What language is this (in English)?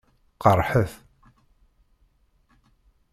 Kabyle